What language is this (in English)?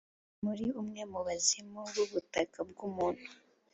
Kinyarwanda